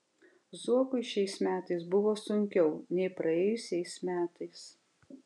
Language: Lithuanian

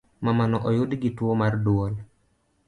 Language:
Luo (Kenya and Tanzania)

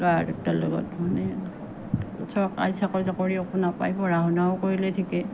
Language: Assamese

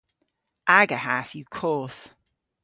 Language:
Cornish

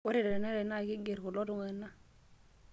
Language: Masai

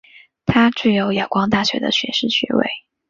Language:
Chinese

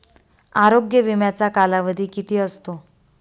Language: Marathi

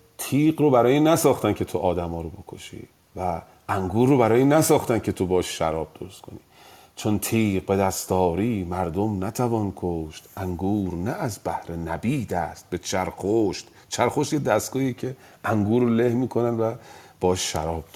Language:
Persian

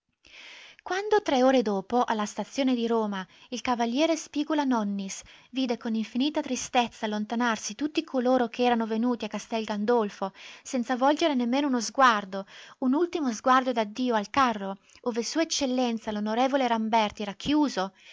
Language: Italian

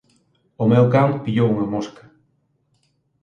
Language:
Galician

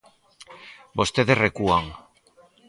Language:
Galician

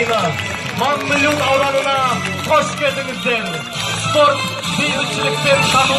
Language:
Dutch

